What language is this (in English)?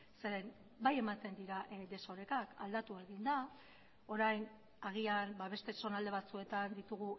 Basque